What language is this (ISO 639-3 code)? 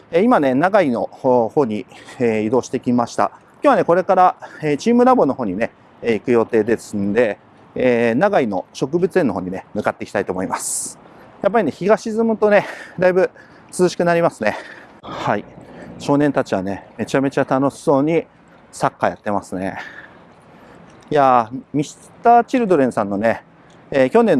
jpn